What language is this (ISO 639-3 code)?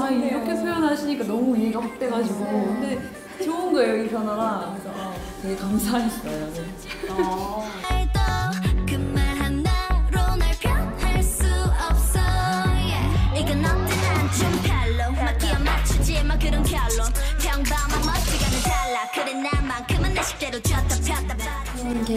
kor